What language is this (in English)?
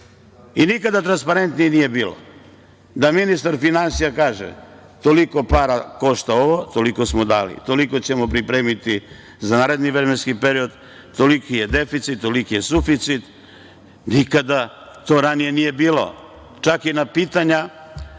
Serbian